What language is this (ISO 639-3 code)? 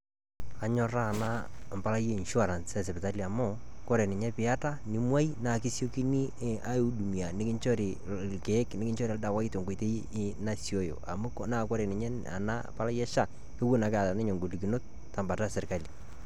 mas